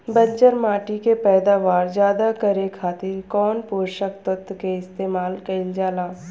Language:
Bhojpuri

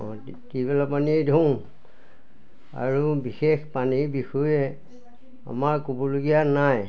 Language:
Assamese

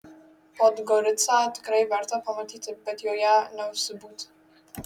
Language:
Lithuanian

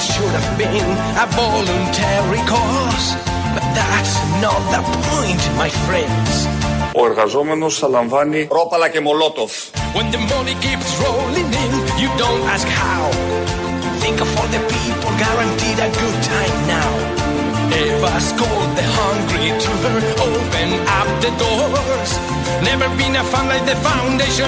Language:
Greek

